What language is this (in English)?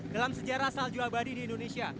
Indonesian